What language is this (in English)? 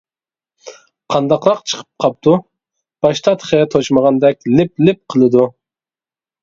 Uyghur